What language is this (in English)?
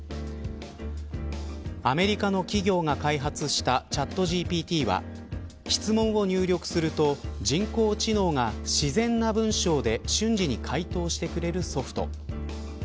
Japanese